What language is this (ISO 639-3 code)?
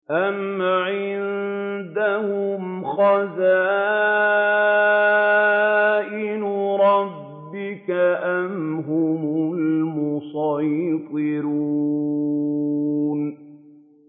ara